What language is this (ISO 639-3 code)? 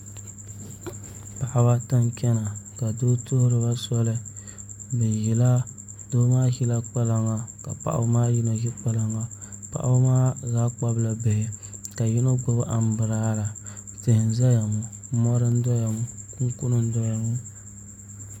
dag